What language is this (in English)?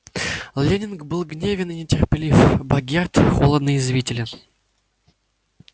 Russian